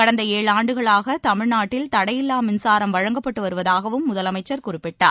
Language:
Tamil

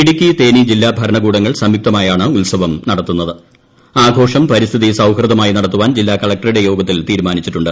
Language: Malayalam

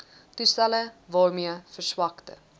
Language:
Afrikaans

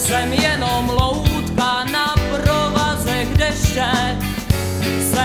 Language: Czech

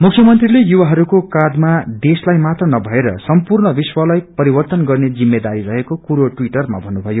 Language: Nepali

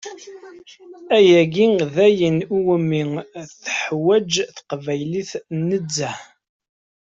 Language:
Kabyle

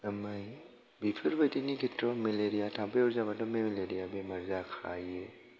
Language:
Bodo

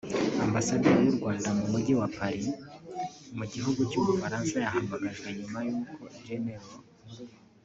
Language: Kinyarwanda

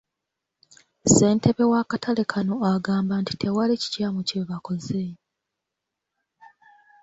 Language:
Ganda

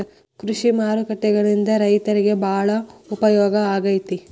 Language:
Kannada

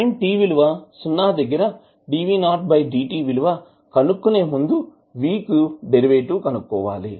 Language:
Telugu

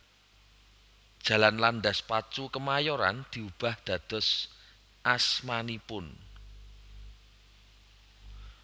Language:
Javanese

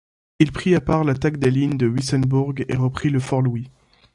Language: French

